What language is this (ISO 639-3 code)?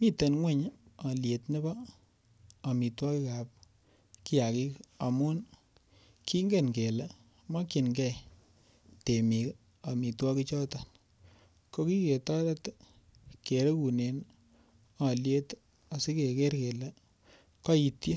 kln